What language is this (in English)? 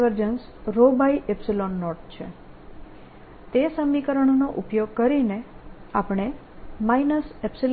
Gujarati